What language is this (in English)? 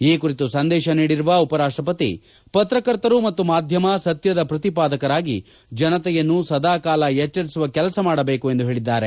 Kannada